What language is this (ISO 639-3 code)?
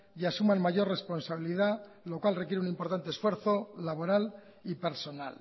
spa